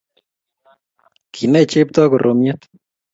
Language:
Kalenjin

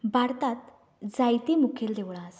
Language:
Konkani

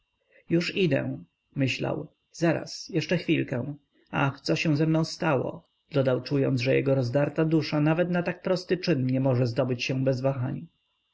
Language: Polish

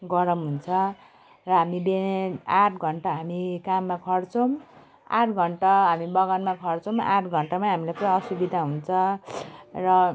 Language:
Nepali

